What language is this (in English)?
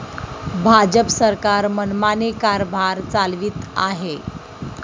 Marathi